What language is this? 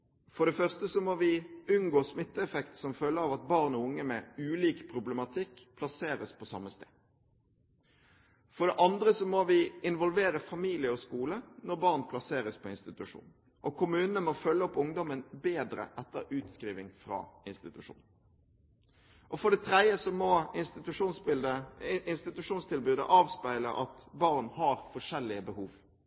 Norwegian Bokmål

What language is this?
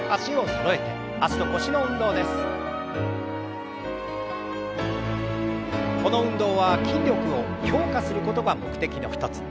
Japanese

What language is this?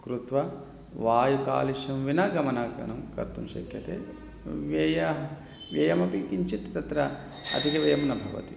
Sanskrit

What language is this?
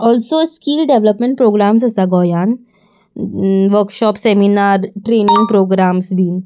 Konkani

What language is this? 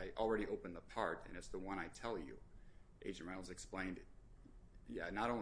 English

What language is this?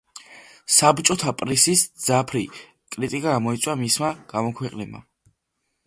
Georgian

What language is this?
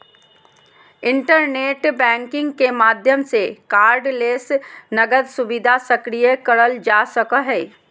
Magahi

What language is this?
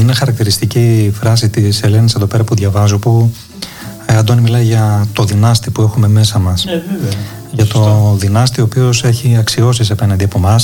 Greek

